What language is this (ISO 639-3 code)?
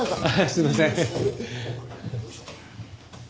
jpn